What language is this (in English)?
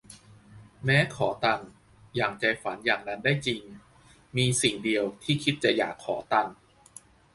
Thai